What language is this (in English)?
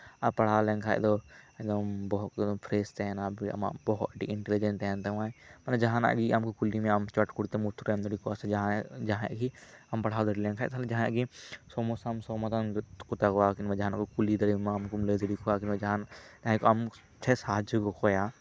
Santali